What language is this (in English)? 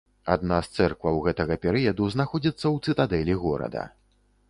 Belarusian